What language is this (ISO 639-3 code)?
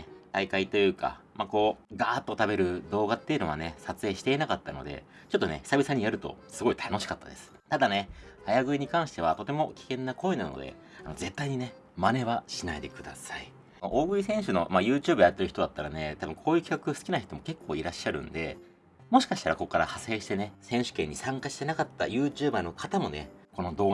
jpn